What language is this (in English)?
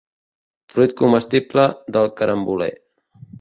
Catalan